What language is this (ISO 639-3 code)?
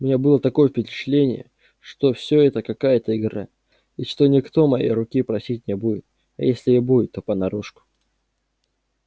rus